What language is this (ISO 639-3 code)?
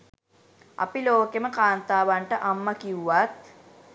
sin